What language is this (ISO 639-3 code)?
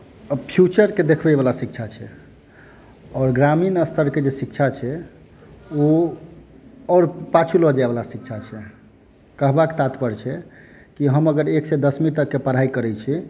mai